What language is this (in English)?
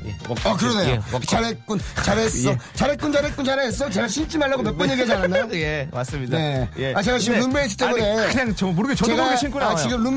Korean